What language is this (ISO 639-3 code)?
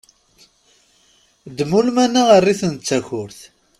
kab